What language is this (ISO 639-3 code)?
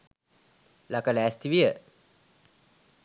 sin